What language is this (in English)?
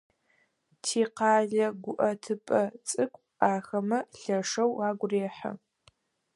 Adyghe